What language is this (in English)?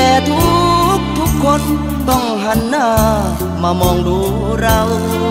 Thai